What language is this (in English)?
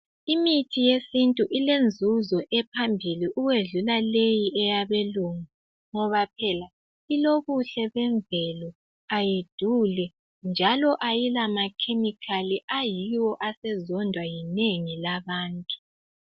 North Ndebele